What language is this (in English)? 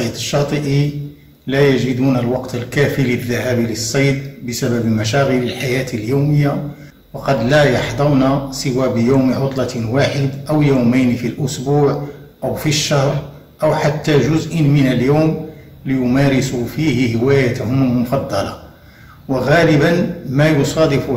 Arabic